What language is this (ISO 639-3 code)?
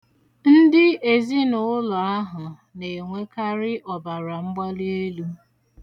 ibo